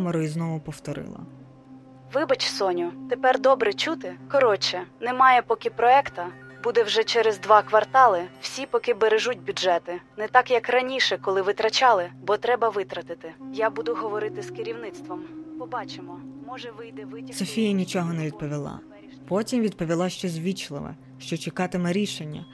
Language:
Ukrainian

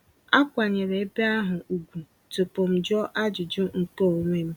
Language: Igbo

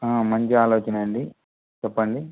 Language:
Telugu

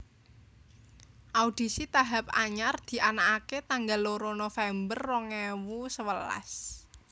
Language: Javanese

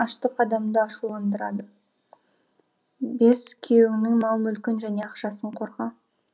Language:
Kazakh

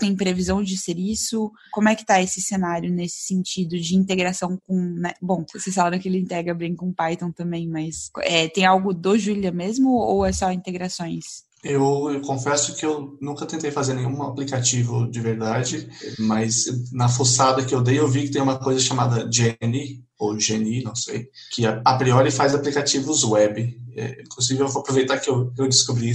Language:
Portuguese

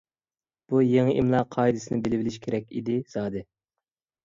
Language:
Uyghur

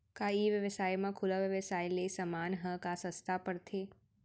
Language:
Chhattisgarhi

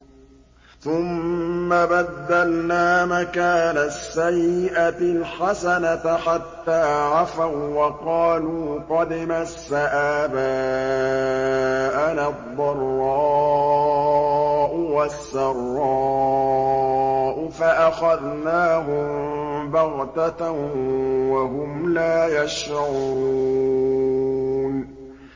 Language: Arabic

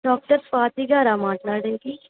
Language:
Telugu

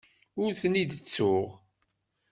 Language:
Kabyle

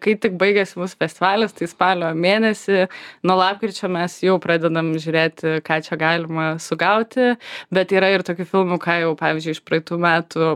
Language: Lithuanian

